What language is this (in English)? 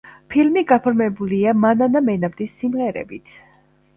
Georgian